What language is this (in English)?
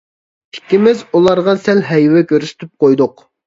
Uyghur